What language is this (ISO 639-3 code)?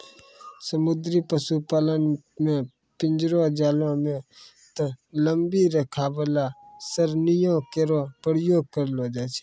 mai